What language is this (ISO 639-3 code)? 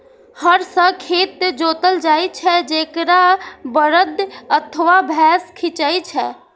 mai